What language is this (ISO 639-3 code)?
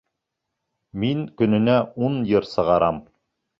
bak